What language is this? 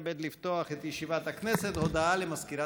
Hebrew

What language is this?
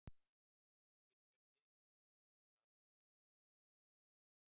Icelandic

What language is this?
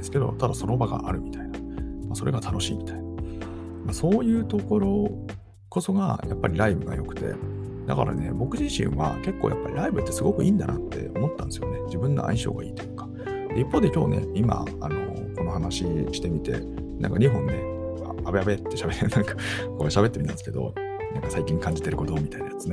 Japanese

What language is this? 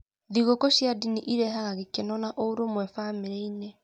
Kikuyu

